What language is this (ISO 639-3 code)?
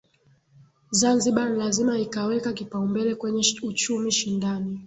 swa